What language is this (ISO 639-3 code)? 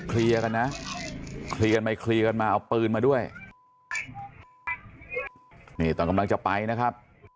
tha